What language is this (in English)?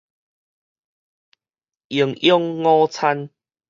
Min Nan Chinese